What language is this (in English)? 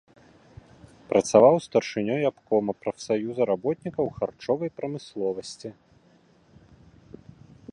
Belarusian